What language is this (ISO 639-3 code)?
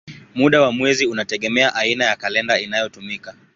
swa